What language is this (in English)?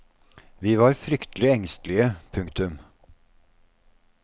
Norwegian